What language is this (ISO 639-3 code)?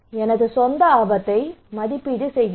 tam